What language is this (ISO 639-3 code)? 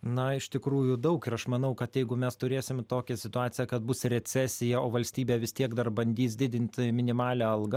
lit